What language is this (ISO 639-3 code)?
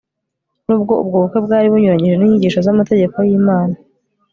kin